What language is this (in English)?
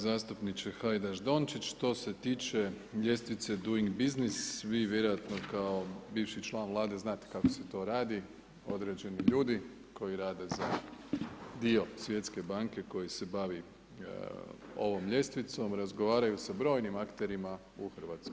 Croatian